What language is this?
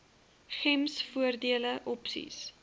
Afrikaans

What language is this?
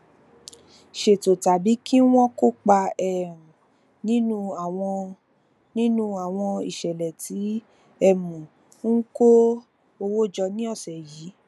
Yoruba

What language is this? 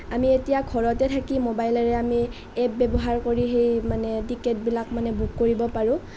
Assamese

